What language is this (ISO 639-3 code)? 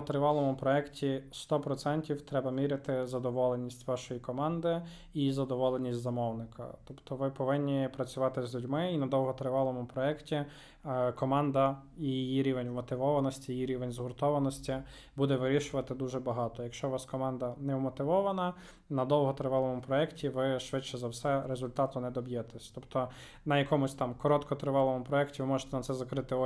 ukr